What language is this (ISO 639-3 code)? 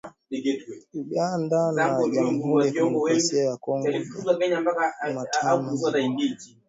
swa